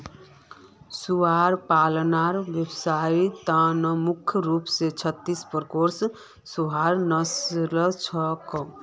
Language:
Magahi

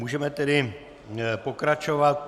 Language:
Czech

